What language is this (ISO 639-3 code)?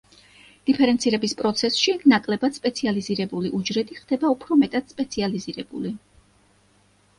kat